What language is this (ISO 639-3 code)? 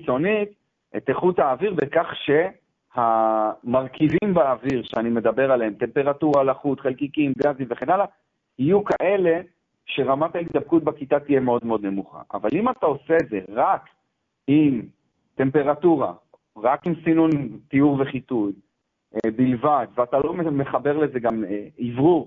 heb